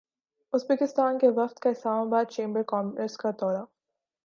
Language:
Urdu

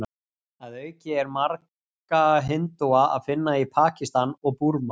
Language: Icelandic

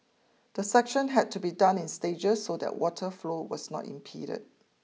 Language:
English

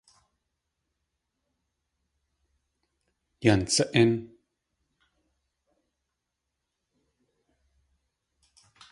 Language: Tlingit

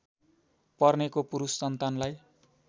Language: Nepali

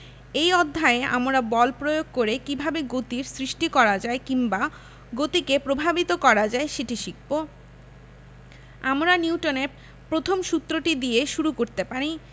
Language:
Bangla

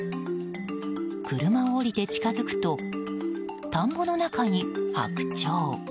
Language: Japanese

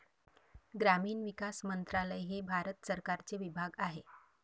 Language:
Marathi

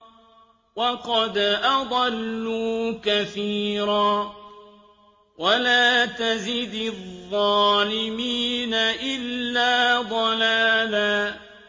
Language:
Arabic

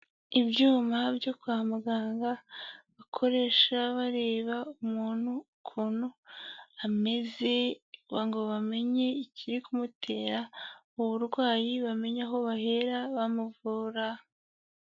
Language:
Kinyarwanda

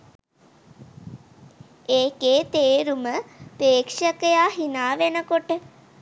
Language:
Sinhala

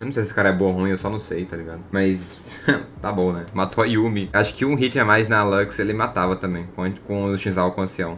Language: Portuguese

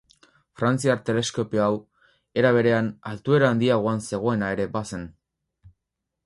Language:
Basque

